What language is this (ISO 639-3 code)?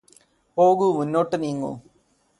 mal